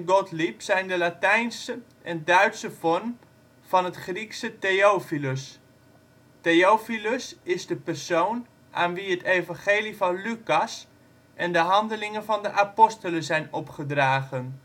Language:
Dutch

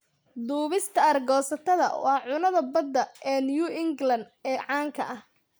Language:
Somali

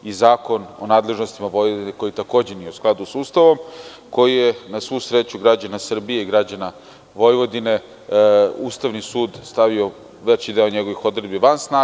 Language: Serbian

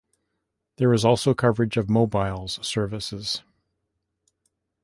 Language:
English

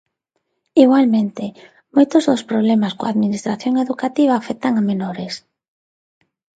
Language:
Galician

